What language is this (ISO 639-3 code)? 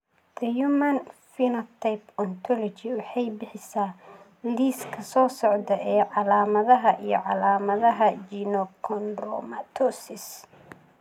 som